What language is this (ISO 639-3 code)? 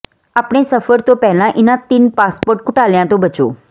pan